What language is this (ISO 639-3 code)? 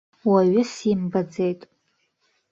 abk